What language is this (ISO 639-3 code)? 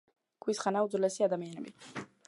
kat